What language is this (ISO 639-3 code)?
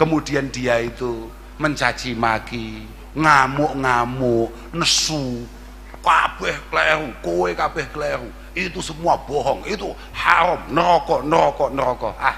ind